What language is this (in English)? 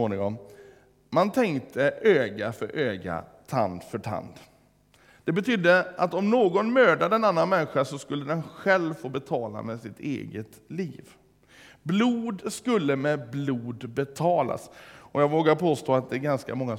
Swedish